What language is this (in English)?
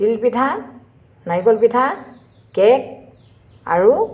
Assamese